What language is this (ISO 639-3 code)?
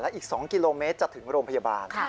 tha